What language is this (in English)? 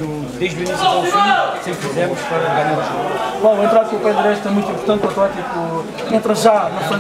Portuguese